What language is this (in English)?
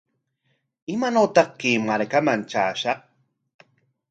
Corongo Ancash Quechua